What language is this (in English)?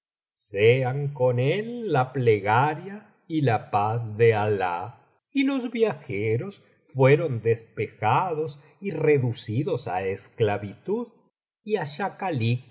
Spanish